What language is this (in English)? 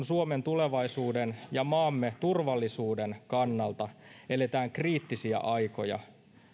Finnish